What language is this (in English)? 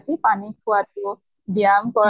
Assamese